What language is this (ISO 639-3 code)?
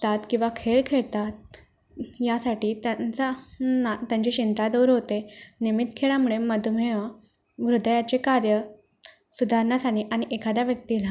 mar